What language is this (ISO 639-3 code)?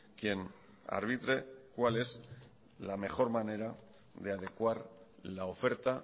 spa